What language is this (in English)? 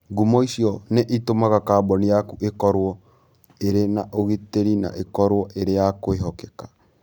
Kikuyu